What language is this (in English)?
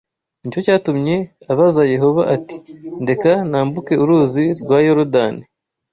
Kinyarwanda